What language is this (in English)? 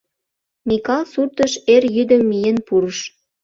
Mari